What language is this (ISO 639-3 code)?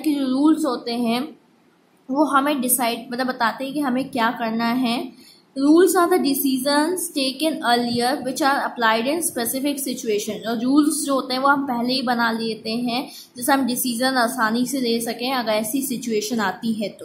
hin